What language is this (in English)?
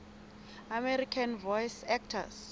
Southern Sotho